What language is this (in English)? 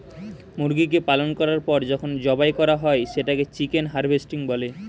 Bangla